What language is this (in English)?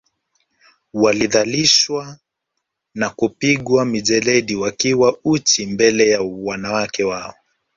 Swahili